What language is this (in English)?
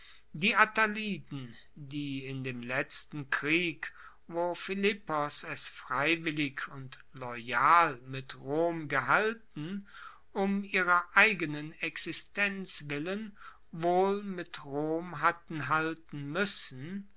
German